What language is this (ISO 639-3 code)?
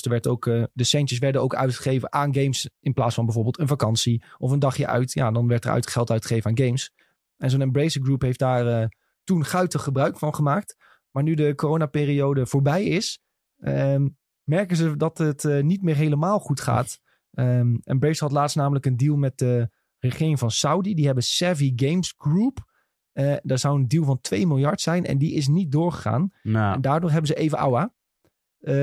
nld